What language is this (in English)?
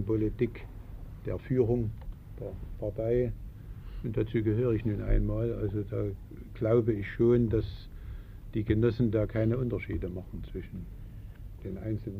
German